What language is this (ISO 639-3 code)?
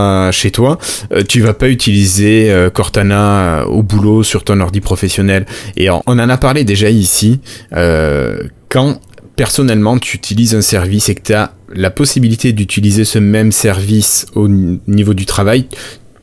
fra